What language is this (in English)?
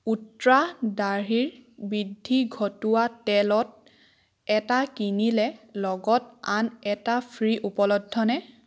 Assamese